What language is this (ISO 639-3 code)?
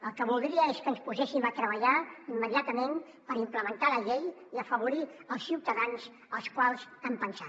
cat